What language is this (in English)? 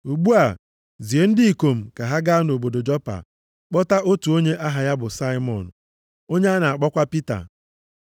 Igbo